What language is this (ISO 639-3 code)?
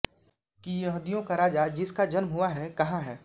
hin